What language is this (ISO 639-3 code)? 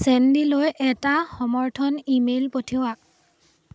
asm